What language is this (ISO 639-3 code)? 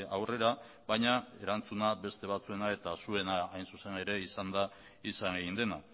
eus